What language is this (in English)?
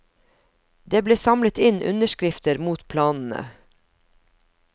Norwegian